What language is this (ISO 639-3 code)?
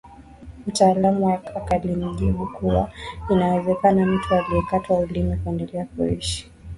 swa